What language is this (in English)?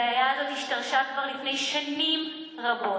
Hebrew